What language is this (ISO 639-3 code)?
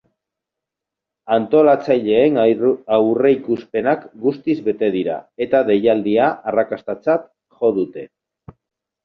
eus